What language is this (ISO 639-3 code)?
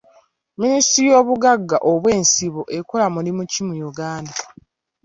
lug